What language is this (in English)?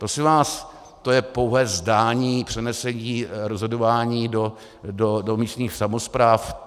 Czech